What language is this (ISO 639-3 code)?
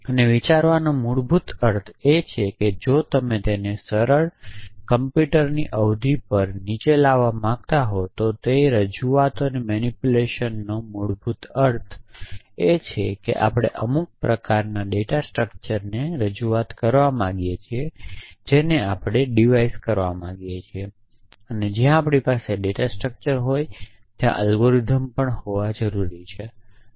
guj